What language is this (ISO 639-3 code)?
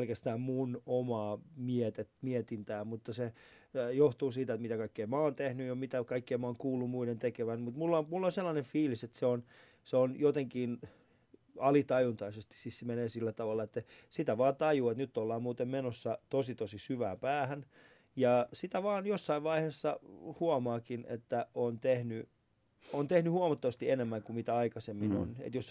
fin